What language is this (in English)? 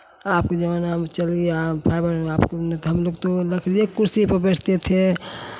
Hindi